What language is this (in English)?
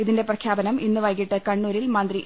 Malayalam